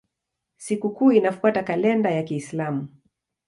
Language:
Swahili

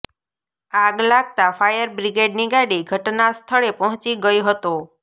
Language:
Gujarati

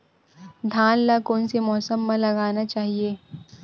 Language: Chhattisgarhi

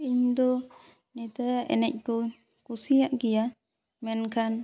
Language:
Santali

